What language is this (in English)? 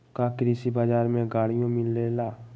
Magahi